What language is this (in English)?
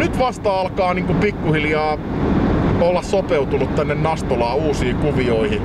Finnish